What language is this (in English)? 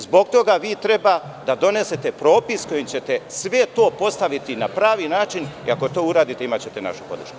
Serbian